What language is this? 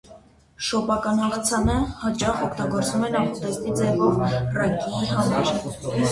Armenian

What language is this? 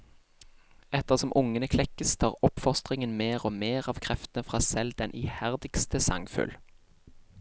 Norwegian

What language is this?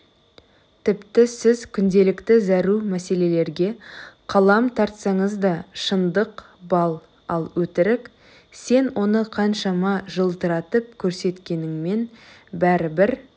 Kazakh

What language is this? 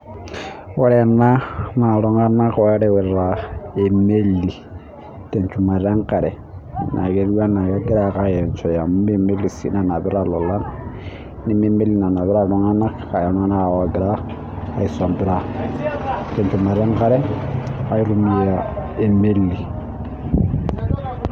Masai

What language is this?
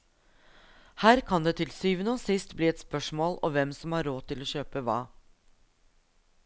Norwegian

